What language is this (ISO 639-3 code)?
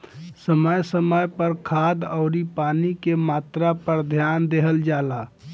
bho